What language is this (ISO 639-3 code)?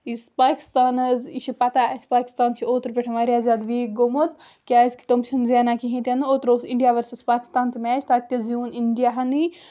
kas